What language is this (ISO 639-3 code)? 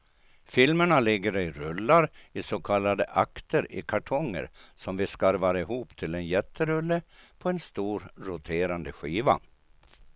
swe